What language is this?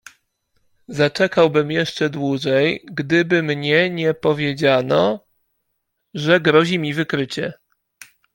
Polish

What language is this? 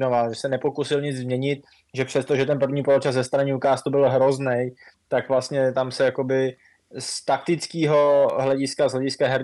Czech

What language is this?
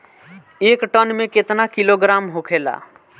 Bhojpuri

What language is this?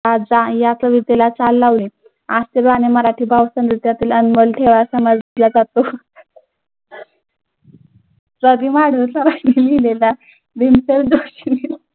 Marathi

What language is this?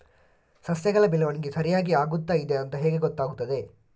Kannada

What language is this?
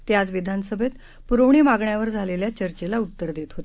Marathi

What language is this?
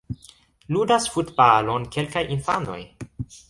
Esperanto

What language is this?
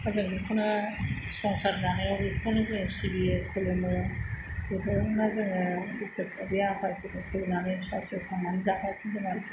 Bodo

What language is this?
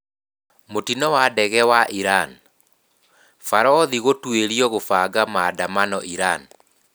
Kikuyu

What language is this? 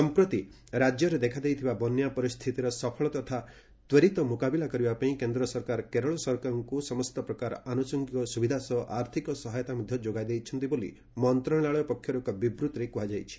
Odia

